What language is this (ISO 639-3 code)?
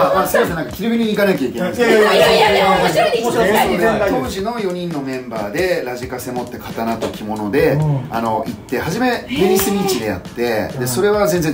jpn